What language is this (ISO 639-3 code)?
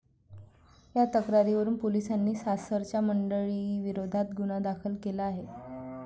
mar